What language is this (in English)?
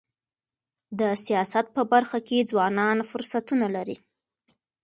Pashto